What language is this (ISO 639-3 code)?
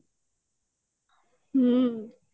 ori